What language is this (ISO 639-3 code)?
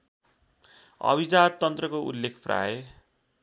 nep